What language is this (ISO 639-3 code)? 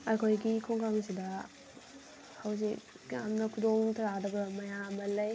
mni